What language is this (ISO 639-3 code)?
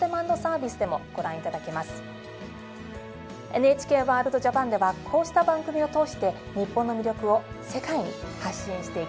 jpn